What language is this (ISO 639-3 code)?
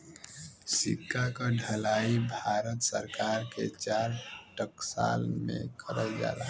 bho